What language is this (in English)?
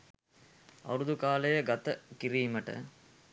Sinhala